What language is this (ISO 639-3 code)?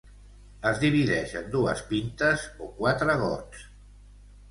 cat